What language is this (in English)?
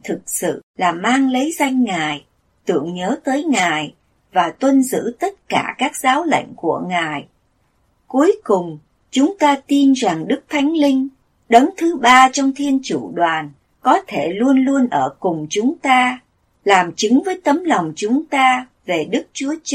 Vietnamese